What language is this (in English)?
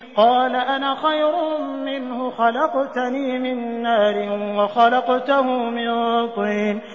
Arabic